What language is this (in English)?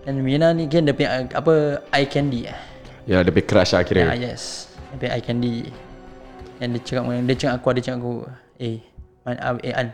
Malay